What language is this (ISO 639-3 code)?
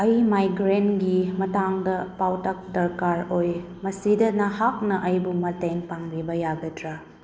mni